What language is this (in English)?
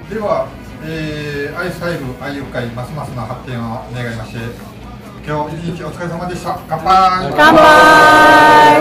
Japanese